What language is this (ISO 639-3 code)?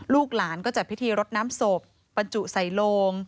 tha